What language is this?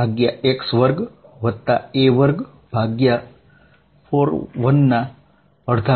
Gujarati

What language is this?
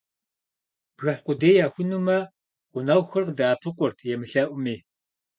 Kabardian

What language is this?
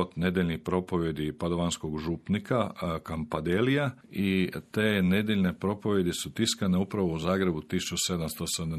Croatian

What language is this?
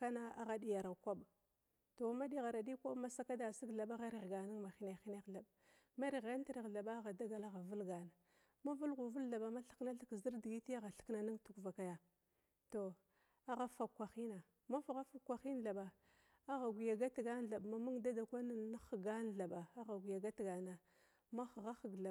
Glavda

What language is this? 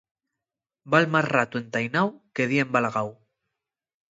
Asturian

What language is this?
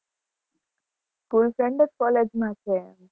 Gujarati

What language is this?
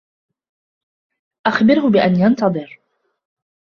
Arabic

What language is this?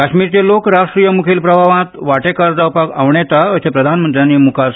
Konkani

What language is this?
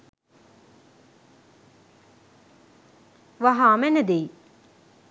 Sinhala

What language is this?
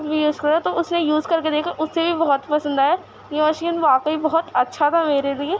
Urdu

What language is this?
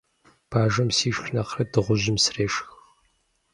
Kabardian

